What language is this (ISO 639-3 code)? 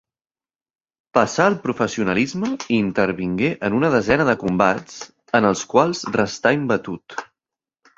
cat